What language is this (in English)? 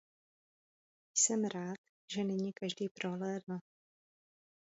Czech